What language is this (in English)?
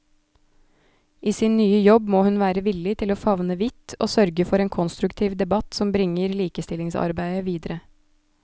Norwegian